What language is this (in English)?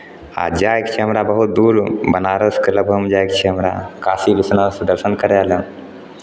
Maithili